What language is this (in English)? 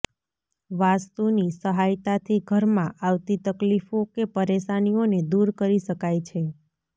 Gujarati